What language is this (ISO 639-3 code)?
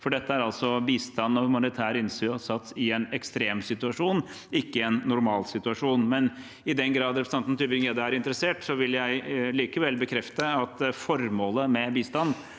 nor